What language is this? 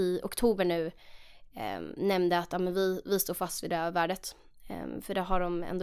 Swedish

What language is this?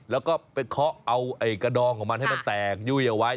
Thai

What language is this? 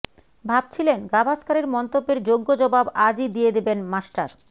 Bangla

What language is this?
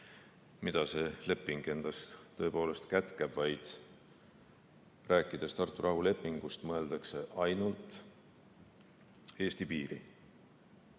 Estonian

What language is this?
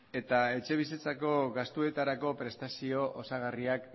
Basque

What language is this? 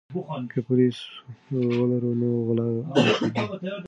Pashto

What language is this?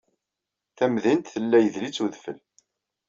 Kabyle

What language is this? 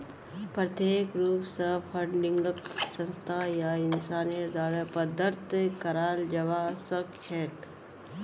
Magahi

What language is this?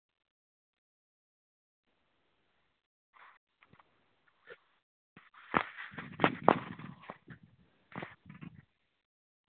Dogri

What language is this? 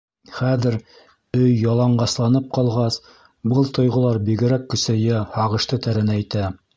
Bashkir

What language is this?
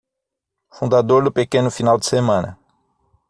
Portuguese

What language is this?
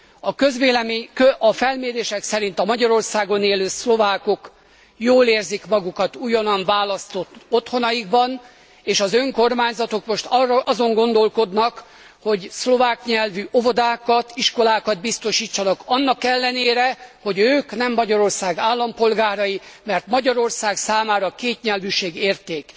Hungarian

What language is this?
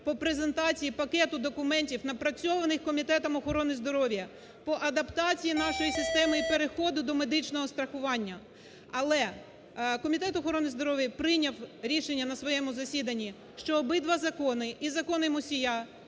Ukrainian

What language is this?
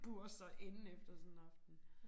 Danish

